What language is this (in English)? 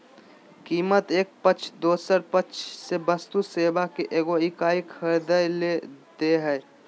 Magahi